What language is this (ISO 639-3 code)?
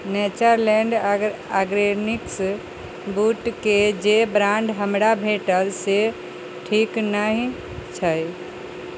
mai